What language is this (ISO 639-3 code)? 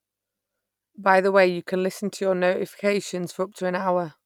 eng